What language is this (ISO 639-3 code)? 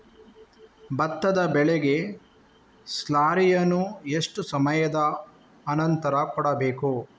kan